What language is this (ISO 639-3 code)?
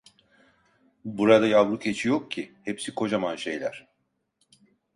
tur